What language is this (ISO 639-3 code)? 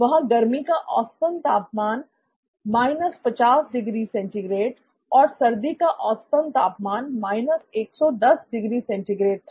hin